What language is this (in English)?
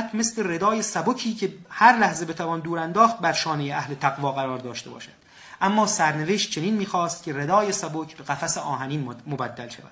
Persian